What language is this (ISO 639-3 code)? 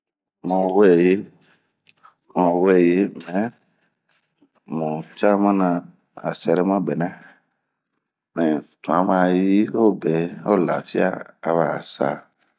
bmq